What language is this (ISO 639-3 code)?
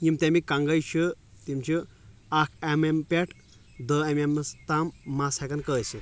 kas